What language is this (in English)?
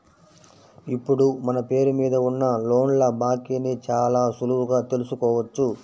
Telugu